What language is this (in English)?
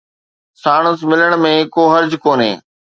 Sindhi